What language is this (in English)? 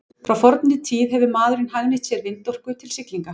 Icelandic